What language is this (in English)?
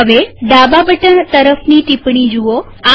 Gujarati